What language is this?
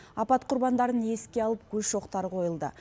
Kazakh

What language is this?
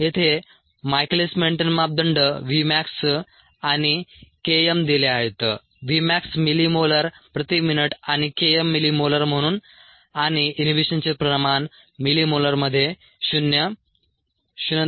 Marathi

